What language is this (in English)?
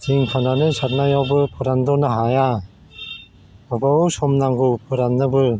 Bodo